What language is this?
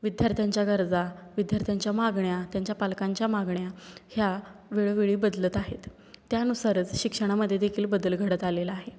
Marathi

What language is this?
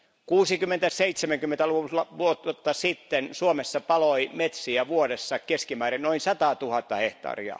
Finnish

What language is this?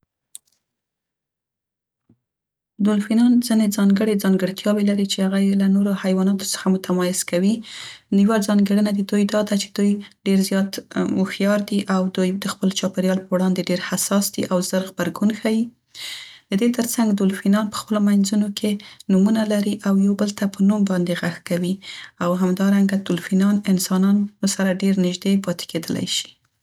Central Pashto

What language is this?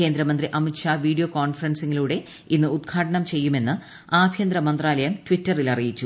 Malayalam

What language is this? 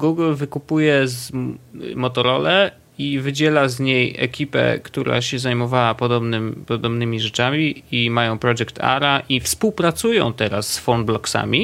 Polish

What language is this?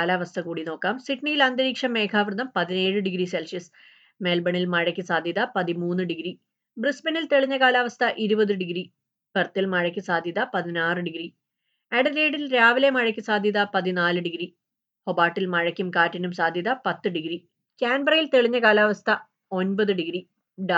Malayalam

